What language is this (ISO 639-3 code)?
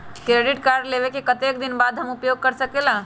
mag